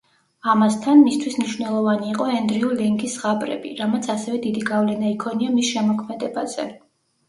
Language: Georgian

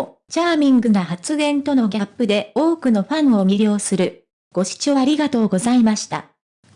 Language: Japanese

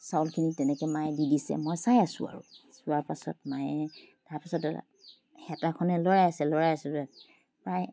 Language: Assamese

